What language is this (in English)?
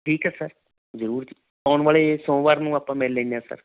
Punjabi